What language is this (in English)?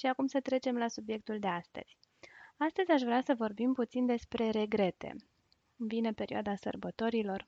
Romanian